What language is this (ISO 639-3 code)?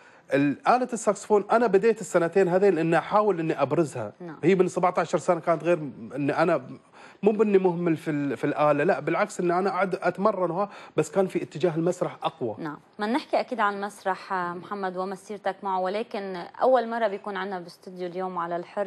ara